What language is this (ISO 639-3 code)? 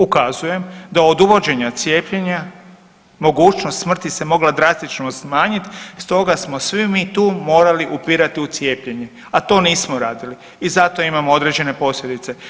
hrv